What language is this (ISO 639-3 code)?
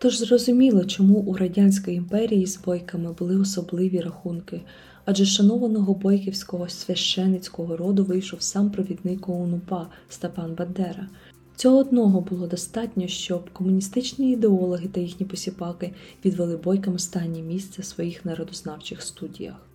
ukr